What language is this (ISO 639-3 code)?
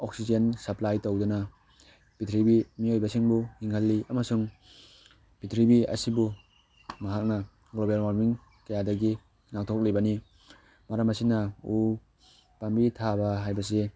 mni